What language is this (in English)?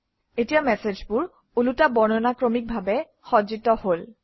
Assamese